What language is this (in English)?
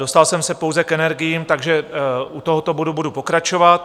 Czech